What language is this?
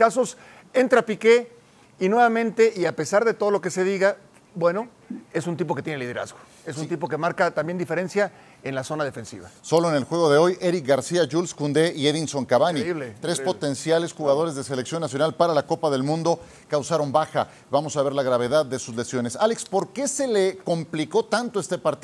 Spanish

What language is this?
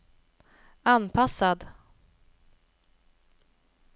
Swedish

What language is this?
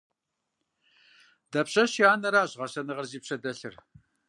Kabardian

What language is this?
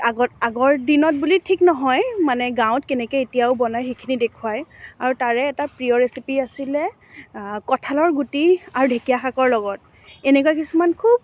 Assamese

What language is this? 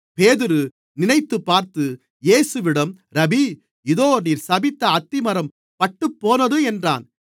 Tamil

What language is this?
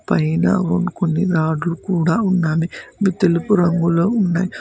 Telugu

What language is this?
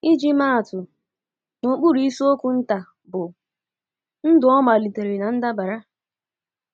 Igbo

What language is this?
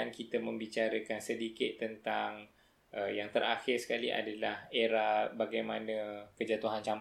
Malay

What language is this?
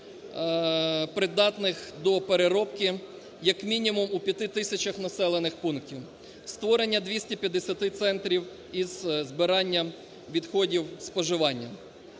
Ukrainian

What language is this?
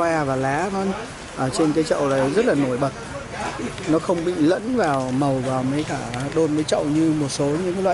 Vietnamese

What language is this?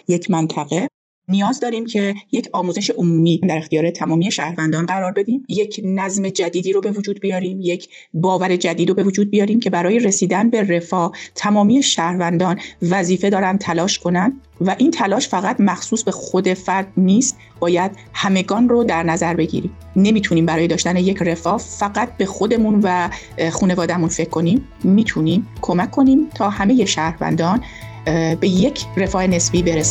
Persian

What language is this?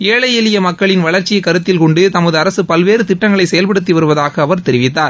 Tamil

